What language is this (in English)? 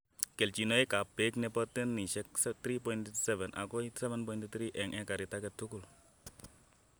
Kalenjin